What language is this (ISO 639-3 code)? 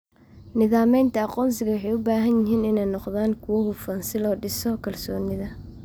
som